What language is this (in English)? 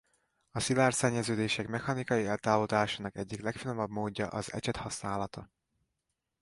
Hungarian